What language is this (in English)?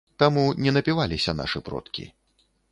Belarusian